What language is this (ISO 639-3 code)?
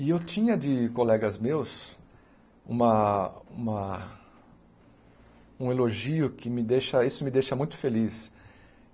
por